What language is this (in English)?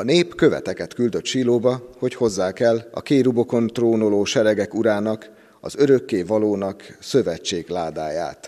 Hungarian